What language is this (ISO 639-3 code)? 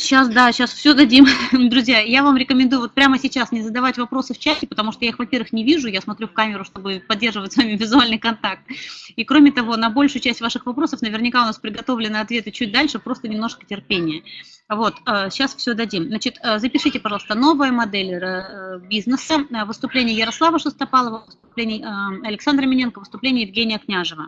rus